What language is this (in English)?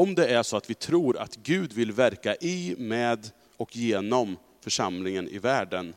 Swedish